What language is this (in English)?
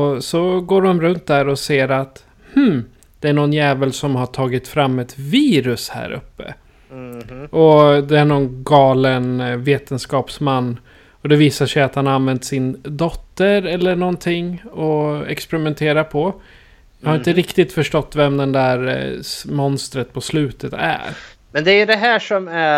Swedish